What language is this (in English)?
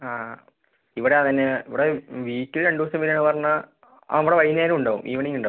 Malayalam